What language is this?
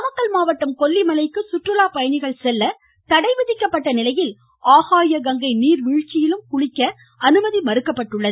Tamil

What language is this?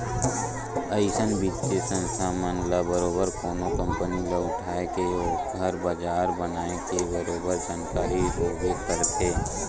Chhattisgarhi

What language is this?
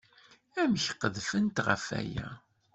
Kabyle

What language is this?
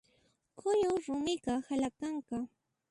Puno Quechua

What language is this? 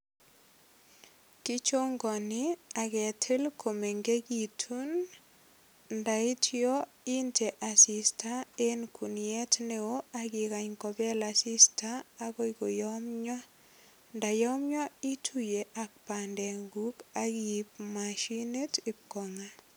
Kalenjin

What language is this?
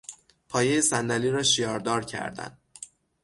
Persian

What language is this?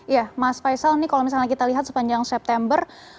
Indonesian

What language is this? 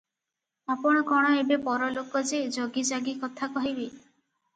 Odia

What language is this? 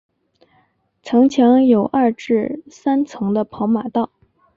Chinese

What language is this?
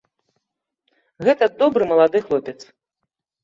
Belarusian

